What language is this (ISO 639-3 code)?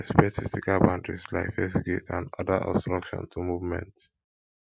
pcm